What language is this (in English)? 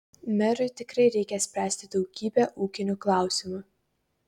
Lithuanian